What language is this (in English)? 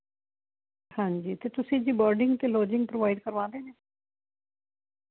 Punjabi